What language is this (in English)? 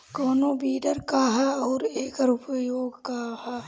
Bhojpuri